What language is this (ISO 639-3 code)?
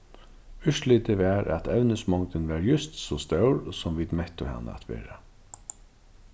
fao